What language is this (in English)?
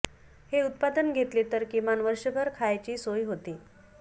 Marathi